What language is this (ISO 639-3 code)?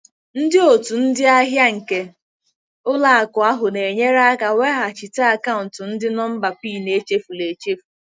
ibo